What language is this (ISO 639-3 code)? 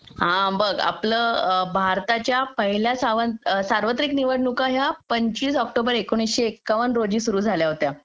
mar